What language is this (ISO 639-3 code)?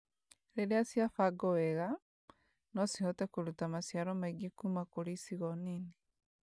kik